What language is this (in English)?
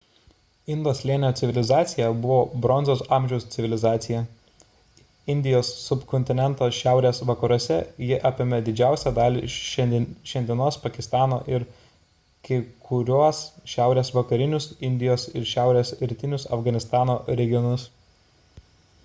Lithuanian